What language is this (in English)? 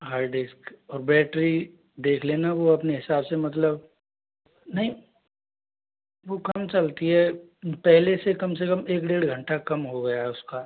Hindi